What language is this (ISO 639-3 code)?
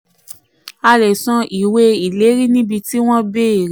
yor